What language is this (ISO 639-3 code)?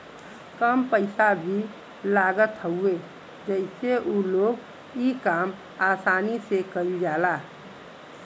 bho